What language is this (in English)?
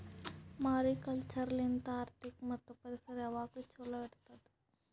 Kannada